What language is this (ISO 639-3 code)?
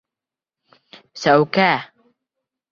bak